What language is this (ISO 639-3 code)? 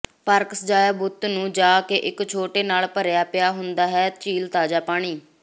pan